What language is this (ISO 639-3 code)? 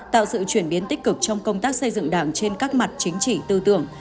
vie